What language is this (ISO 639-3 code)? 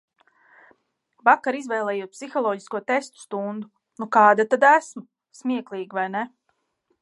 lav